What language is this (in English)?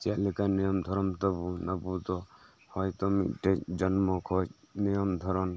Santali